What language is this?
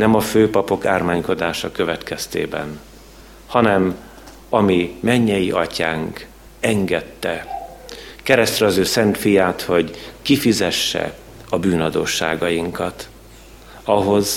Hungarian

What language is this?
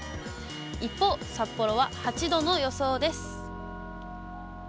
Japanese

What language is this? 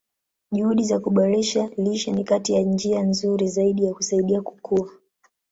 Swahili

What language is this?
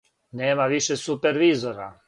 Serbian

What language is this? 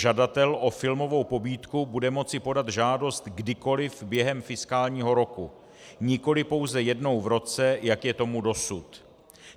Czech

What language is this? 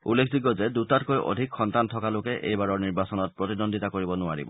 Assamese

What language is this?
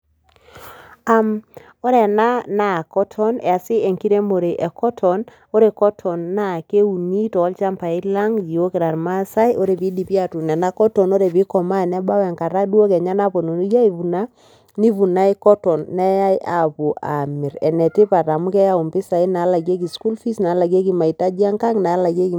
Masai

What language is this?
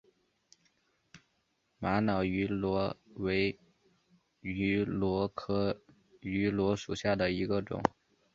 Chinese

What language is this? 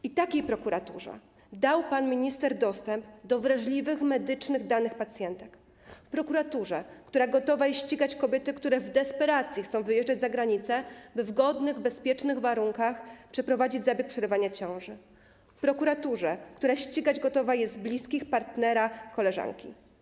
Polish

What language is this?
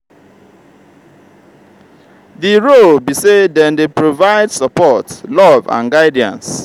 Nigerian Pidgin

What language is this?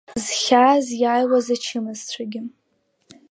Abkhazian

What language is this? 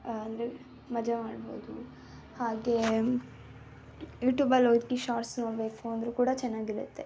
Kannada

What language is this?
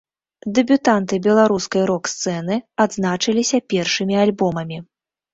Belarusian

